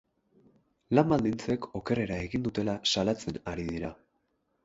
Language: Basque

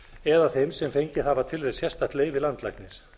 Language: Icelandic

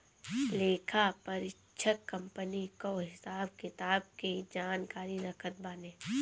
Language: Bhojpuri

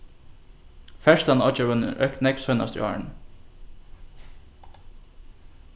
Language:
Faroese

